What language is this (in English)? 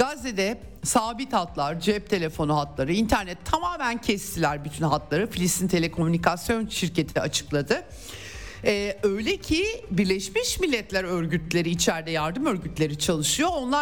Turkish